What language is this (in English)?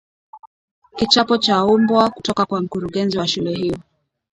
Swahili